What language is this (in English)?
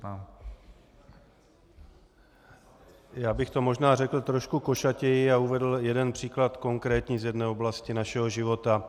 Czech